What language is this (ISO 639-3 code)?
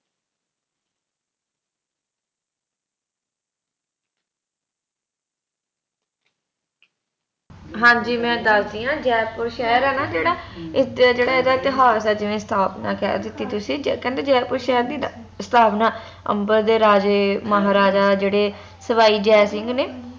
pan